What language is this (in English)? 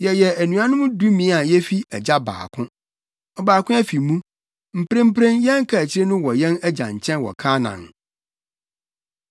Akan